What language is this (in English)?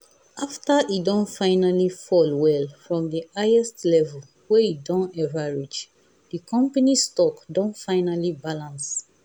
Nigerian Pidgin